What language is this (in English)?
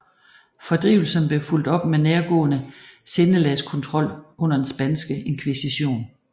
Danish